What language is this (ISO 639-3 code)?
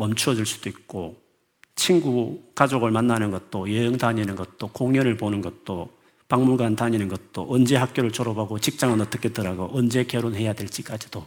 kor